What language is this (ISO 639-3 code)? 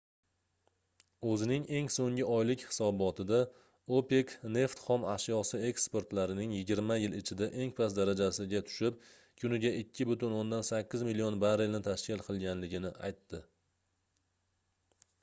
uzb